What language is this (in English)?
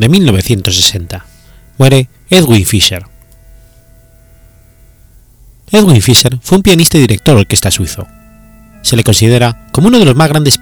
Spanish